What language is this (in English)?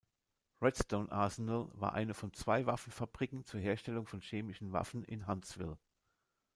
German